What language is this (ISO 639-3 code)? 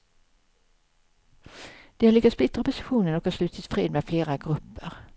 swe